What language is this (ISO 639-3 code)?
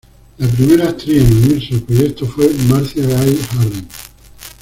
spa